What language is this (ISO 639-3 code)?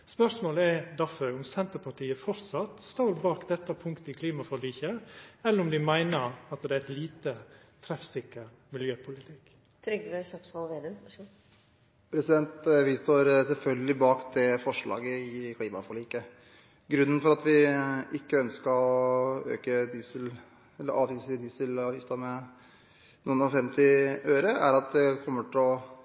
nor